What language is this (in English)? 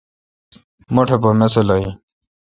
Kalkoti